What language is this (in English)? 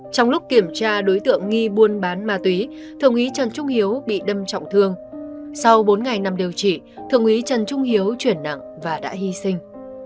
Vietnamese